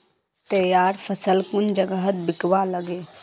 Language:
Magahi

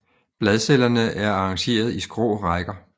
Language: Danish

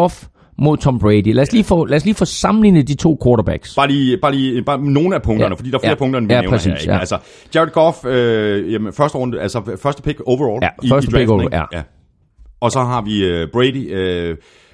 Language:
Danish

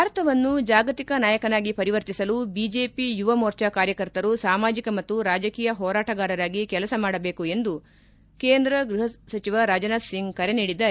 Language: Kannada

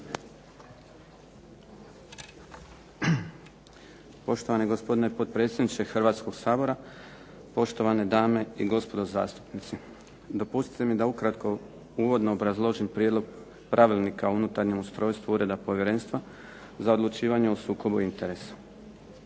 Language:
Croatian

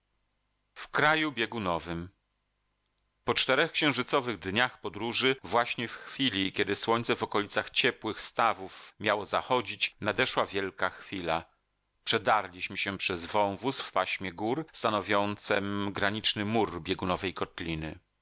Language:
Polish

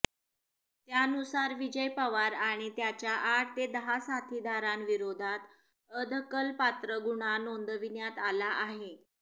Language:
Marathi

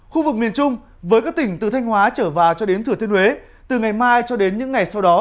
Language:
Vietnamese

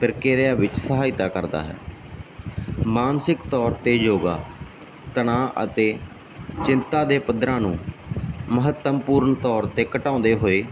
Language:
Punjabi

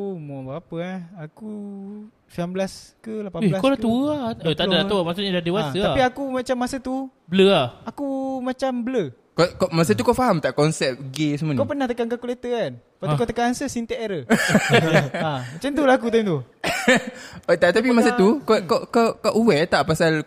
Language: Malay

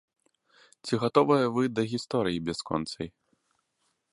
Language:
Belarusian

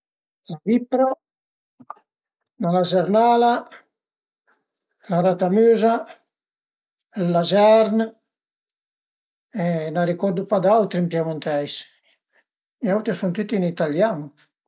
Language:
Piedmontese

